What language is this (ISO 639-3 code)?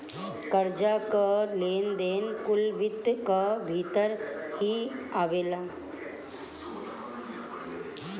bho